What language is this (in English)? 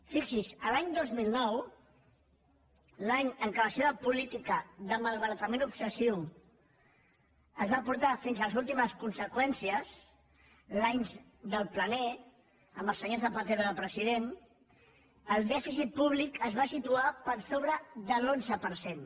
Catalan